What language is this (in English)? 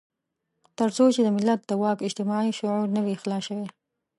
Pashto